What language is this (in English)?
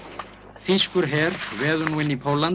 Icelandic